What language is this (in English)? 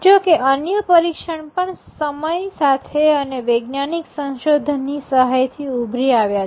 Gujarati